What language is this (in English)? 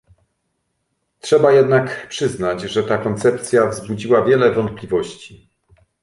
Polish